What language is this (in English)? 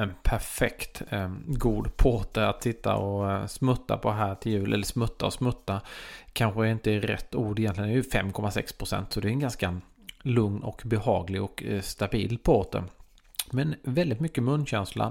Swedish